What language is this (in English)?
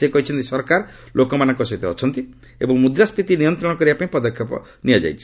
Odia